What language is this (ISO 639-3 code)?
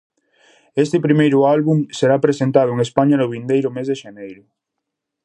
glg